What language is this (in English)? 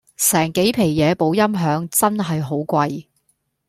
Cantonese